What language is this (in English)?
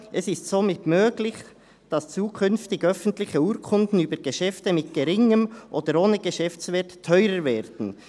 Swiss German